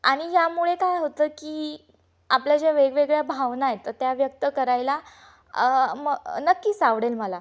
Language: Marathi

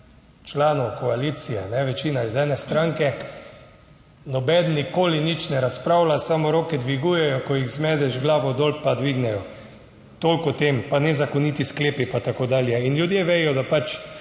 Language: Slovenian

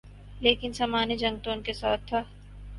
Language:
Urdu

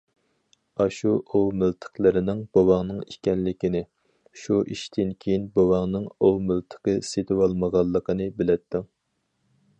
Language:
Uyghur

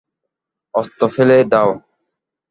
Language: Bangla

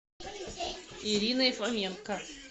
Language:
Russian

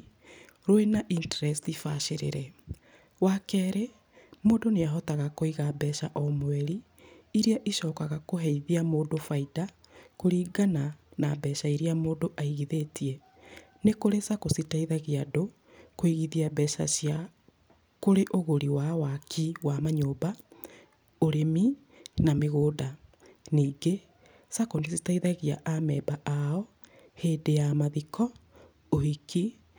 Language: Kikuyu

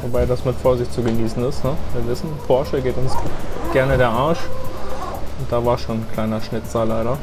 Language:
German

